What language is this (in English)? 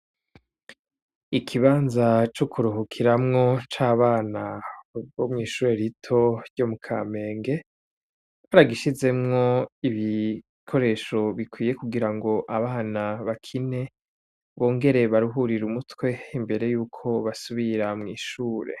Rundi